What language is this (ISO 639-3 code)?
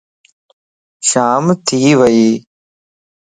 lss